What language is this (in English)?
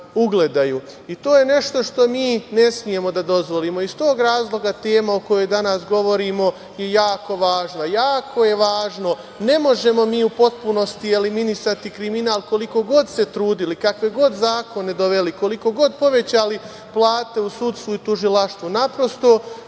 Serbian